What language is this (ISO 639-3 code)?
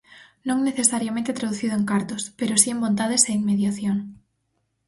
glg